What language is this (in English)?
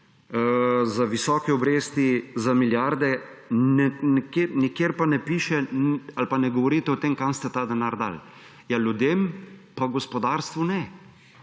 Slovenian